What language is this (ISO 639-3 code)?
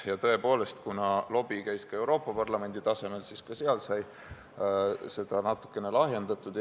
est